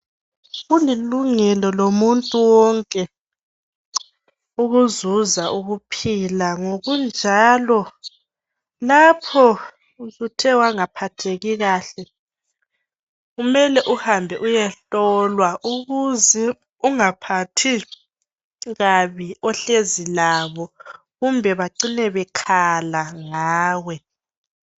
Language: North Ndebele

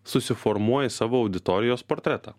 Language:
Lithuanian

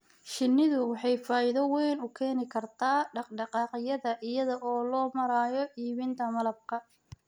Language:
Somali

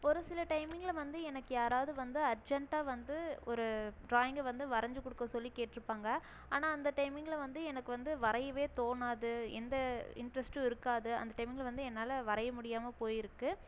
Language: Tamil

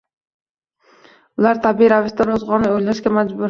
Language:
Uzbek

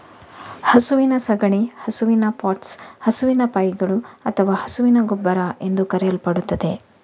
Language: Kannada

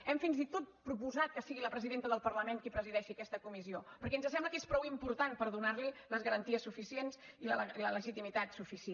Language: Catalan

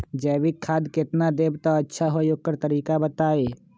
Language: Magahi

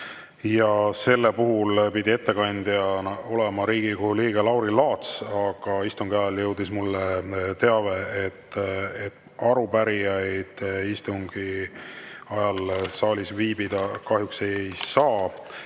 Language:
Estonian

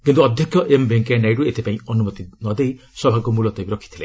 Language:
Odia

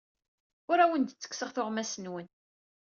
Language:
Kabyle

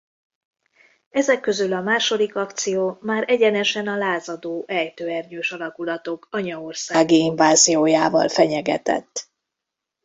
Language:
Hungarian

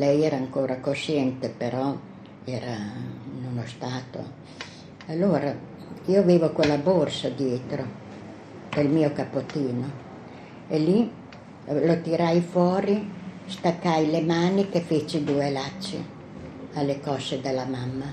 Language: Italian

